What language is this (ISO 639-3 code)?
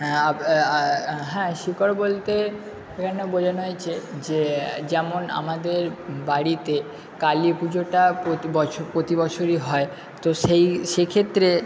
ben